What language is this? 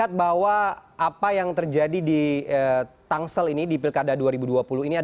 Indonesian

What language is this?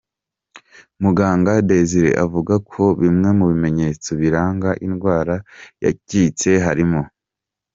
Kinyarwanda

